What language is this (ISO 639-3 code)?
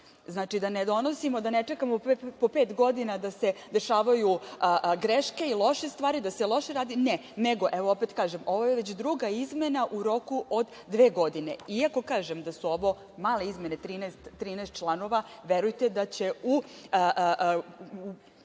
srp